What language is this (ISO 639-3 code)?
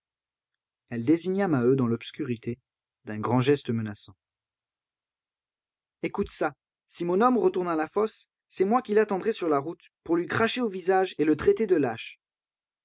fra